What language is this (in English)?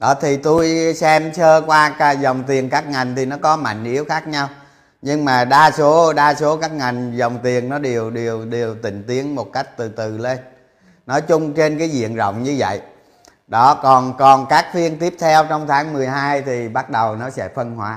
Vietnamese